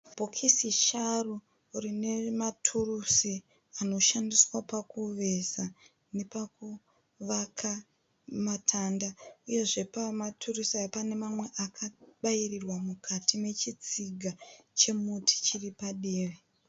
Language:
Shona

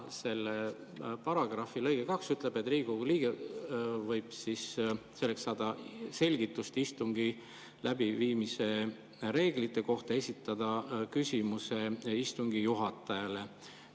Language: Estonian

